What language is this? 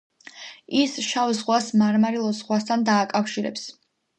Georgian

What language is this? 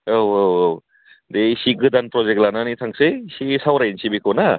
Bodo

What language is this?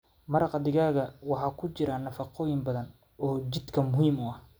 Somali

